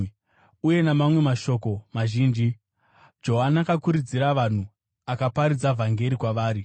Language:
Shona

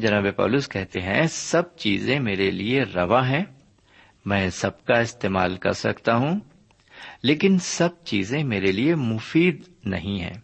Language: Urdu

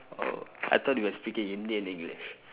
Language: English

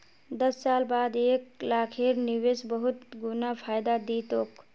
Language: Magahi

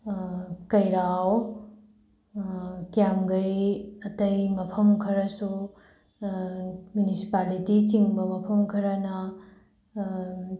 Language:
Manipuri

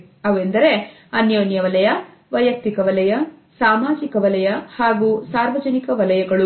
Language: Kannada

